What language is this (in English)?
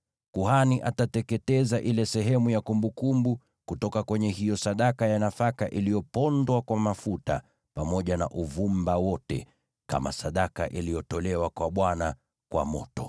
Swahili